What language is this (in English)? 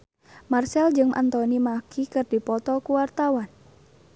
Sundanese